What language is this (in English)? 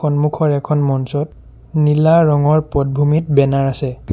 Assamese